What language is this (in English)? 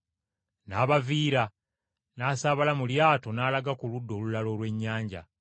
Ganda